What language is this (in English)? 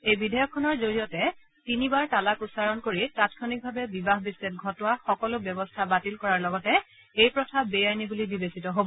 Assamese